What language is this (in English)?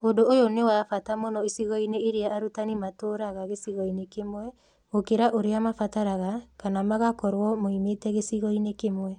Kikuyu